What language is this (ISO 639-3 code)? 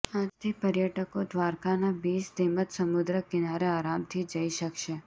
guj